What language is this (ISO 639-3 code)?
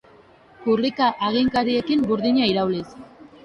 eus